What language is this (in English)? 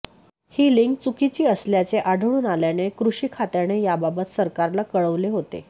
Marathi